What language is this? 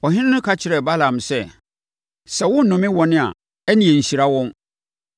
Akan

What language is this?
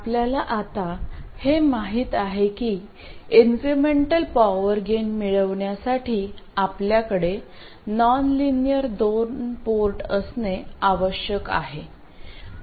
Marathi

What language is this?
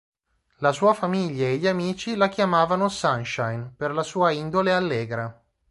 Italian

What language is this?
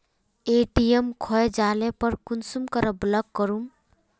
Magahi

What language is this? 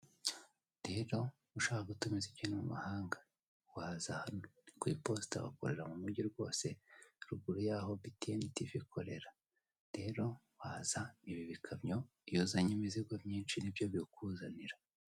Kinyarwanda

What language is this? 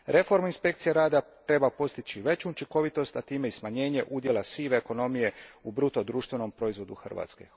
Croatian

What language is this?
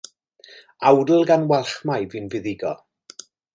Welsh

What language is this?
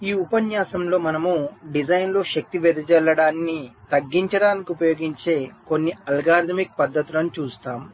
Telugu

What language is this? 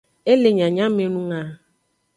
Aja (Benin)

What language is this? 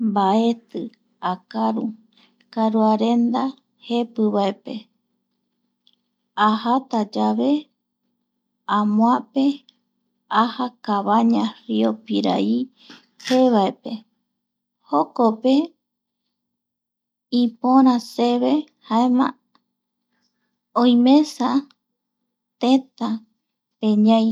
Eastern Bolivian Guaraní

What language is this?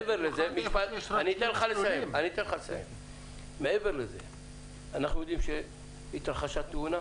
Hebrew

